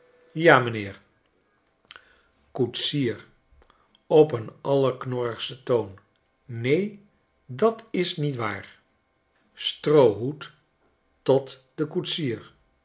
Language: Dutch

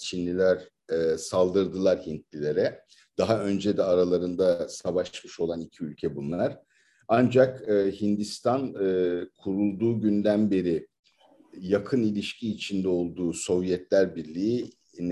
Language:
Turkish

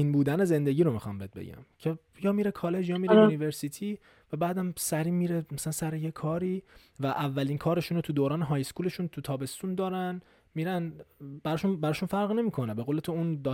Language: Persian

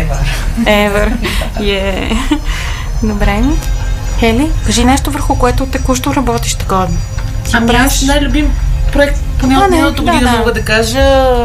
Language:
Bulgarian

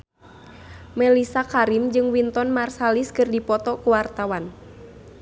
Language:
Sundanese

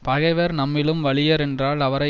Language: Tamil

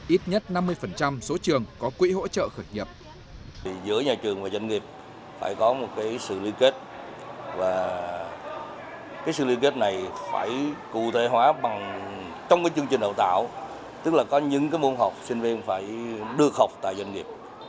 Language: Vietnamese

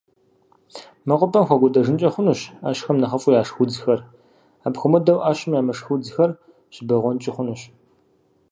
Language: Kabardian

